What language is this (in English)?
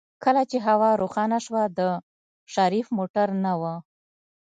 Pashto